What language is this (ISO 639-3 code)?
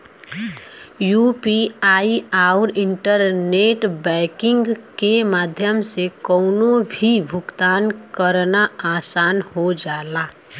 bho